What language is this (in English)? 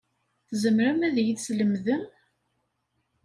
Kabyle